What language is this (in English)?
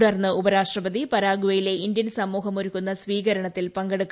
Malayalam